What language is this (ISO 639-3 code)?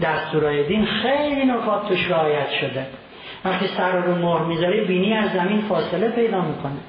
fas